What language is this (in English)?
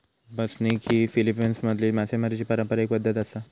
Marathi